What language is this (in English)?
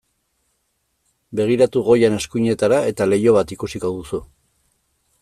Basque